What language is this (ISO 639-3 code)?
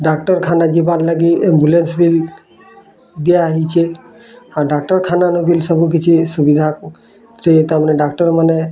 ori